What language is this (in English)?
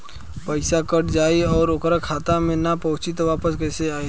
Bhojpuri